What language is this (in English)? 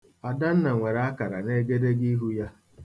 Igbo